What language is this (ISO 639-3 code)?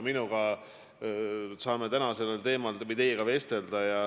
est